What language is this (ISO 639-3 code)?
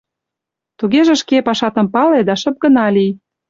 chm